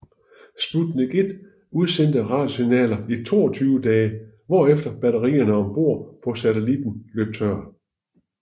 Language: Danish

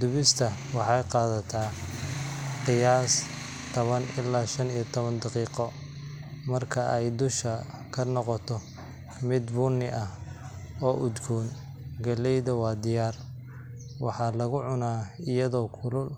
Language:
Somali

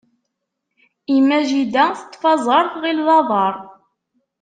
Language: Kabyle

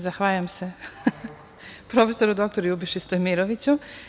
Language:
Serbian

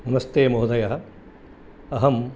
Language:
Sanskrit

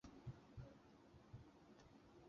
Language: Chinese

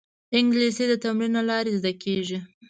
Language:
Pashto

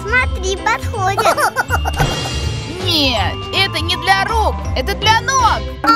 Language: Russian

